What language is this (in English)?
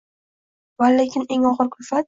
Uzbek